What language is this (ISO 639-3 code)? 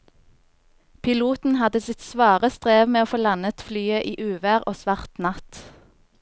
nor